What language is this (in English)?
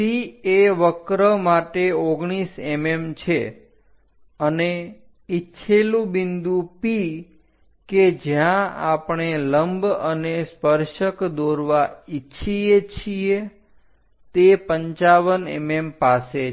Gujarati